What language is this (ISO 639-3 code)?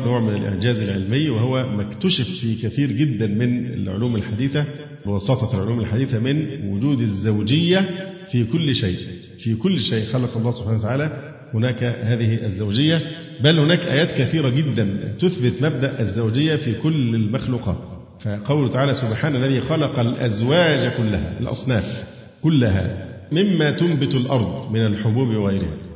ara